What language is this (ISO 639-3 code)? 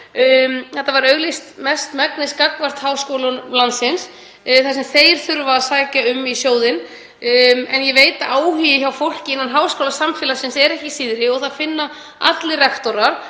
isl